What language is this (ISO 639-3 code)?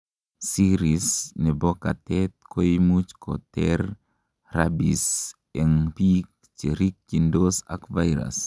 kln